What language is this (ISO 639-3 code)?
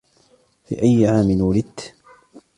ara